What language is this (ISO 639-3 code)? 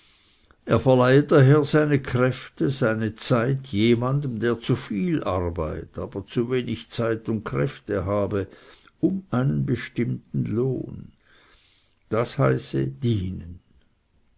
deu